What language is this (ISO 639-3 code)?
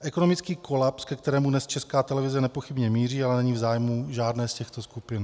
ces